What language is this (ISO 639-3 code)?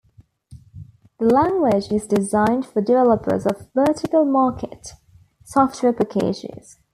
eng